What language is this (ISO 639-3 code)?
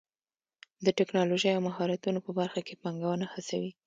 pus